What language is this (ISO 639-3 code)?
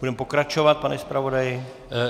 ces